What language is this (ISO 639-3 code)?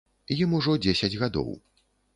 bel